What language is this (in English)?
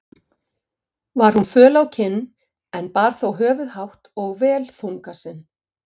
Icelandic